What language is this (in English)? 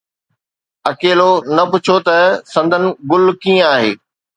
Sindhi